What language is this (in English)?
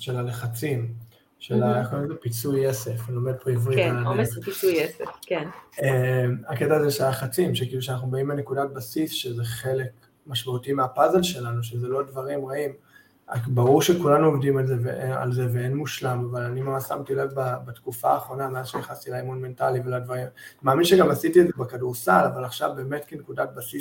Hebrew